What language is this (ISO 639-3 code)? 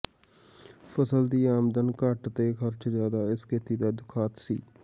pan